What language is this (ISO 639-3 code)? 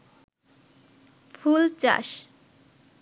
ben